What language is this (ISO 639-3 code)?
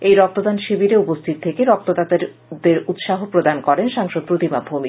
ben